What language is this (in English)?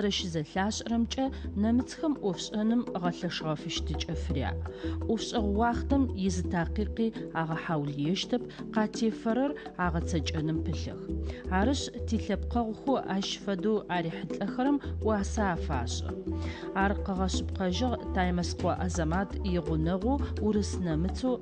Dutch